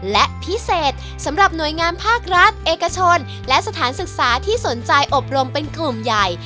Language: Thai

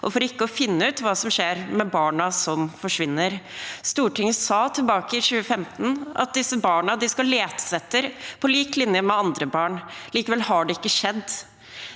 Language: Norwegian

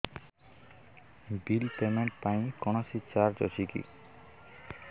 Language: Odia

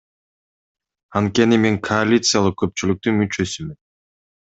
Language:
Kyrgyz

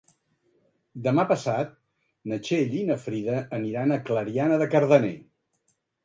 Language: Catalan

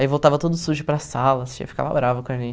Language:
Portuguese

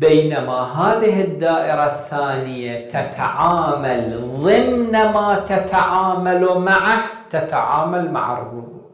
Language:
Arabic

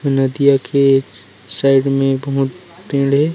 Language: Chhattisgarhi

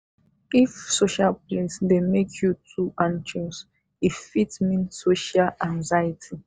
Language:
Nigerian Pidgin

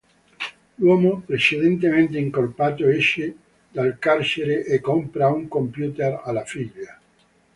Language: Italian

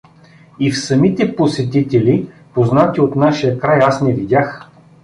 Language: Bulgarian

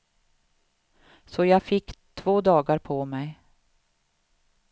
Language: Swedish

